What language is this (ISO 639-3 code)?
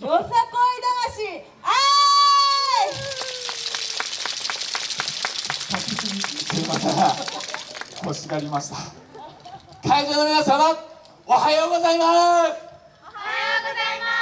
jpn